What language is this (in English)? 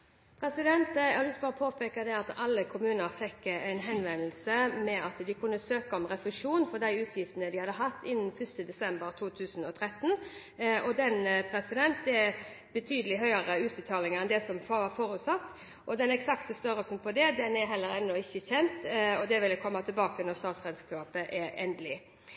Norwegian Bokmål